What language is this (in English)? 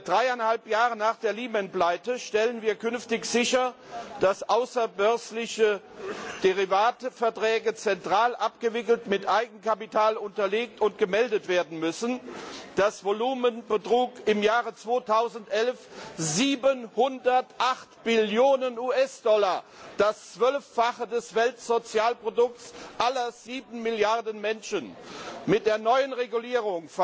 German